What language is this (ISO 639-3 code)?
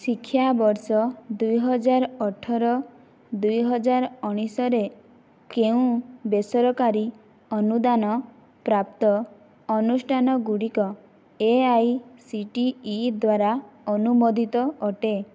ori